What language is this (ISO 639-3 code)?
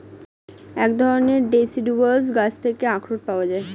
ben